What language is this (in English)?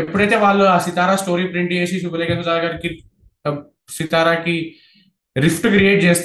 Telugu